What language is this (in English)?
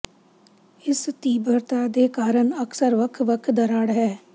Punjabi